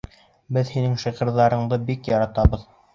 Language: Bashkir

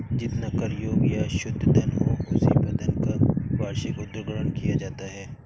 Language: Hindi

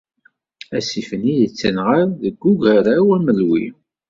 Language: Kabyle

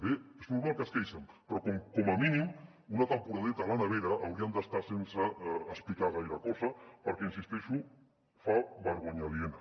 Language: Catalan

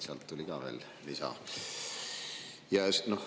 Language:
Estonian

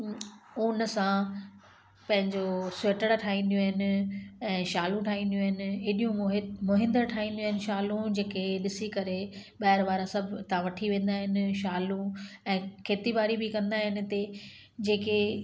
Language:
Sindhi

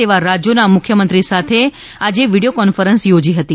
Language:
Gujarati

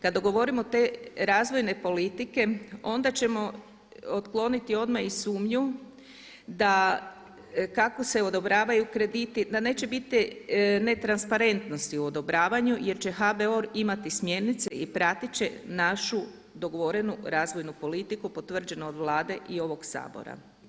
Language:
Croatian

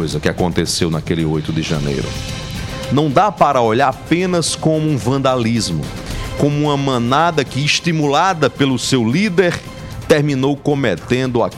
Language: Portuguese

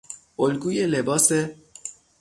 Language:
Persian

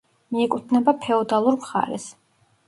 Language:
Georgian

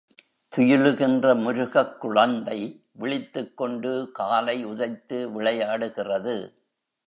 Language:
Tamil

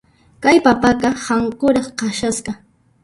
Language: Puno Quechua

